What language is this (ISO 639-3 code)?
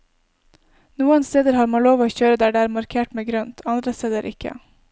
nor